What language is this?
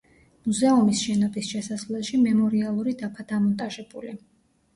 Georgian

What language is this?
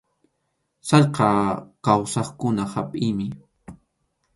Arequipa-La Unión Quechua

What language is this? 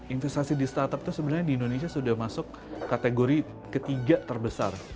Indonesian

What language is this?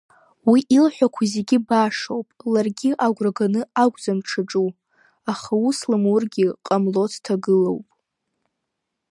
Abkhazian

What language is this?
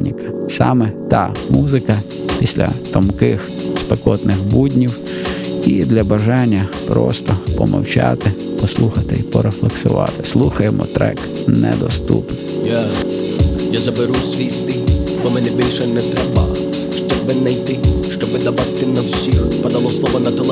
Ukrainian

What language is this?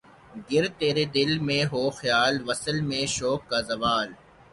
Urdu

